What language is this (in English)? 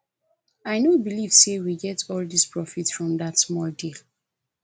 Nigerian Pidgin